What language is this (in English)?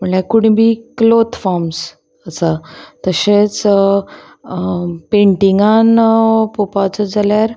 Konkani